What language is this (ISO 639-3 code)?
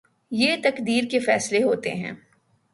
urd